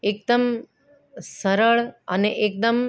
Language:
Gujarati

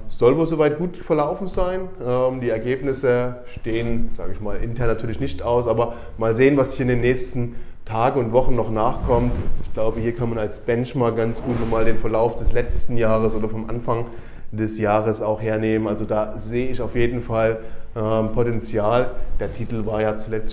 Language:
German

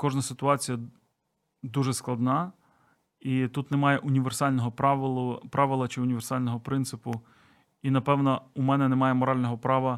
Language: Ukrainian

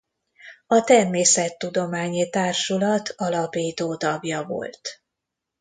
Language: Hungarian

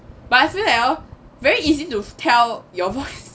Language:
English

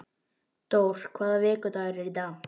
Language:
Icelandic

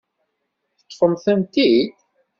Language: Kabyle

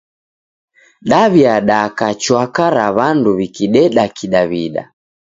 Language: Taita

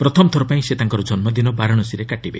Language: Odia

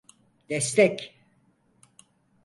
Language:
Turkish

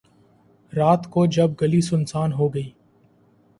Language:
Urdu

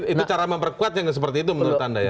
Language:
Indonesian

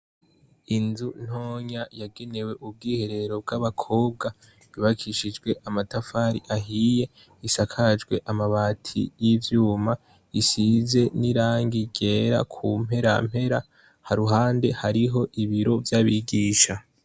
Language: Rundi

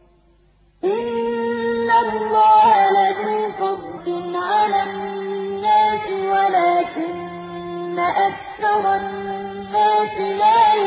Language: Arabic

